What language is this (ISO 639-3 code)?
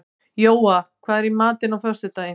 isl